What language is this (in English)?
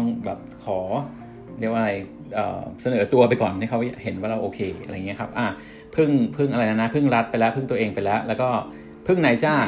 Thai